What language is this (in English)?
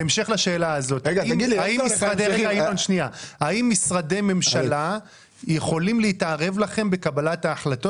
Hebrew